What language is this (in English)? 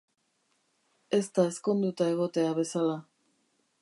Basque